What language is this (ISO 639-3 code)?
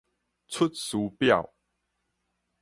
nan